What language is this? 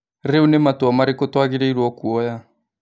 Kikuyu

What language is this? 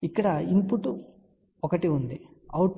Telugu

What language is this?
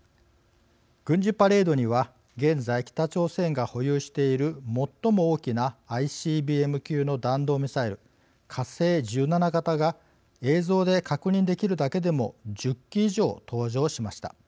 Japanese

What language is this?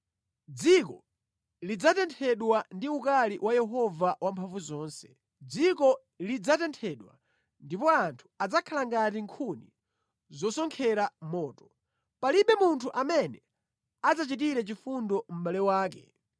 Nyanja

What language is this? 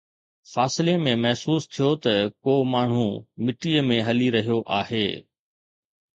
Sindhi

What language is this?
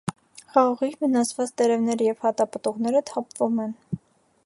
Armenian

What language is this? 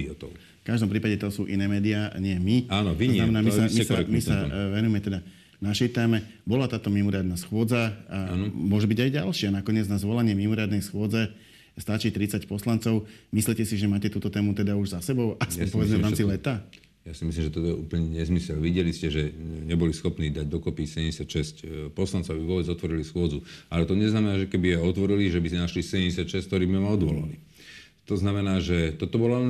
Slovak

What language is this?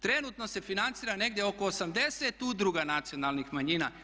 Croatian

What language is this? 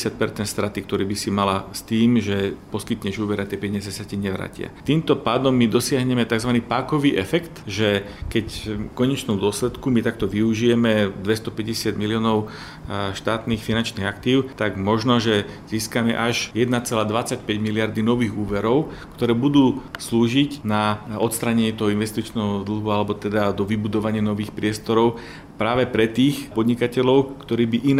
Slovak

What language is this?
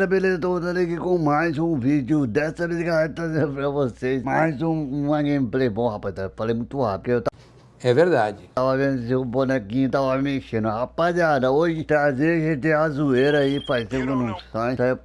Portuguese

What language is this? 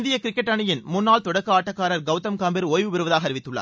Tamil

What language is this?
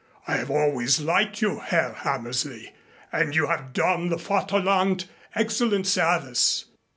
English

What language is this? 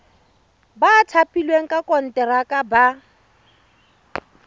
Tswana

